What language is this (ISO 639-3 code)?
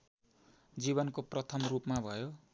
nep